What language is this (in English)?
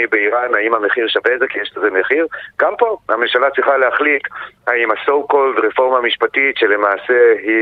Hebrew